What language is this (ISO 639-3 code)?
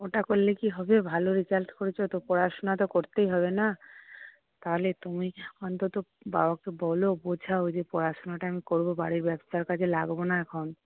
ben